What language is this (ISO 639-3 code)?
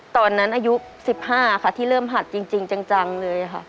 tha